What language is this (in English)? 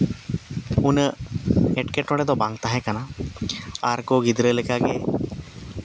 Santali